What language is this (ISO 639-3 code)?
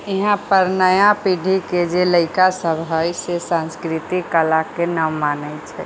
mai